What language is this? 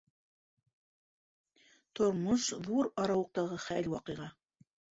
Bashkir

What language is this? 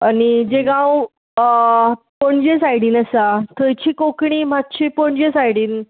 Konkani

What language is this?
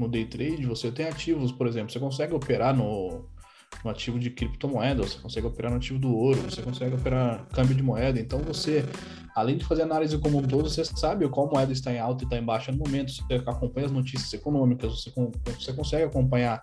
Portuguese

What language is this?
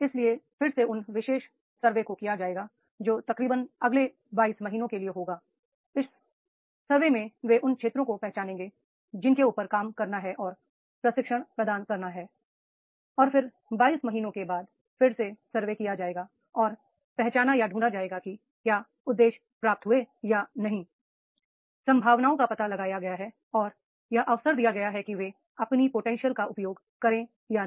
Hindi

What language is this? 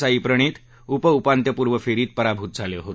Marathi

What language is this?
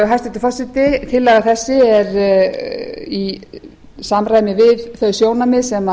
Icelandic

